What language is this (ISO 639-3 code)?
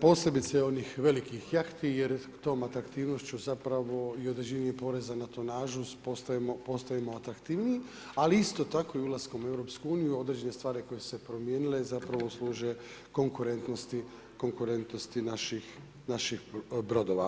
hrv